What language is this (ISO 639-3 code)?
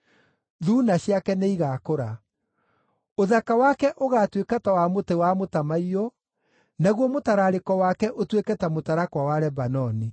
kik